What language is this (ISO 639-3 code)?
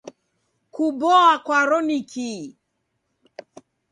dav